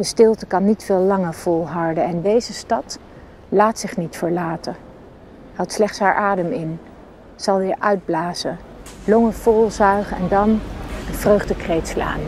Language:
Dutch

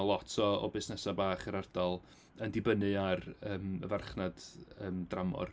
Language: Welsh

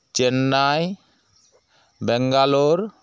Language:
Santali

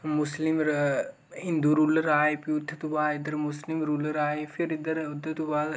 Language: Dogri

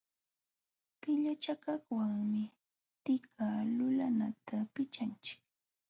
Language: Jauja Wanca Quechua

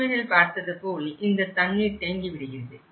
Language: Tamil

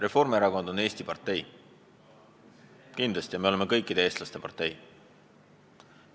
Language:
Estonian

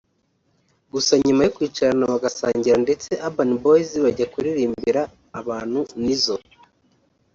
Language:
Kinyarwanda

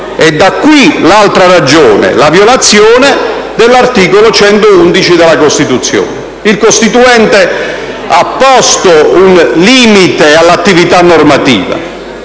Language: Italian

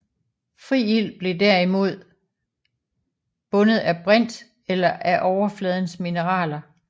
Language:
Danish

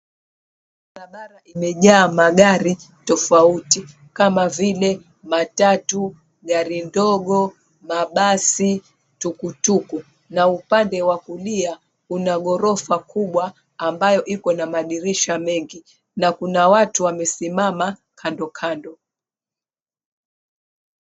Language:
Swahili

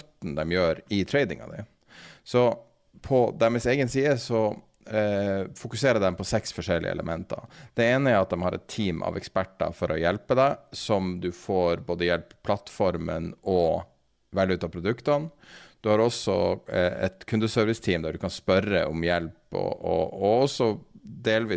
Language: Norwegian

